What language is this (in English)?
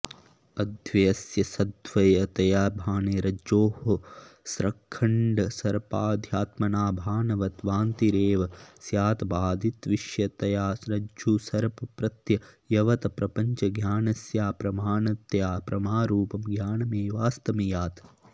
Sanskrit